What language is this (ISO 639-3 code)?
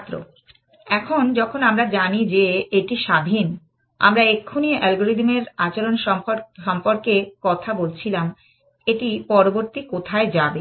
ben